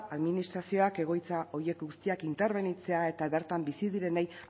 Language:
Basque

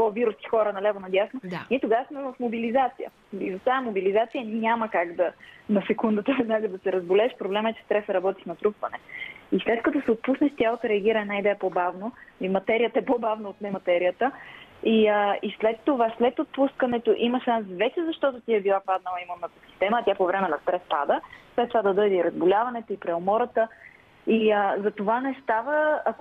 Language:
Bulgarian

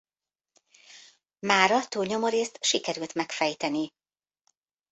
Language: Hungarian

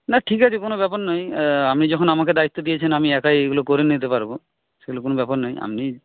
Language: Bangla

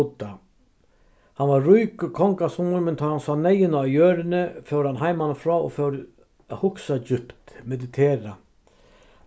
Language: Faroese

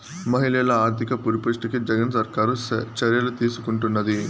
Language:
Telugu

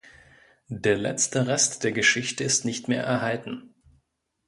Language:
German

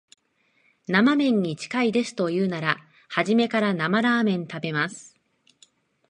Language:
Japanese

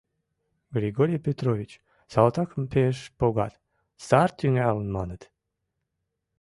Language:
Mari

